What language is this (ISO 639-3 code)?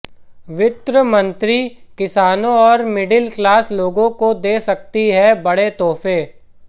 hin